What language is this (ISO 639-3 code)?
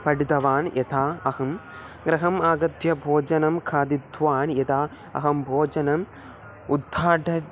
san